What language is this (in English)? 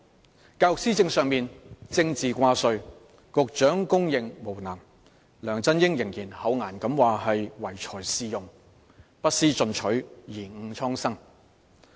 Cantonese